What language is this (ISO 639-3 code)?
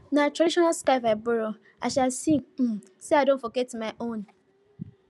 pcm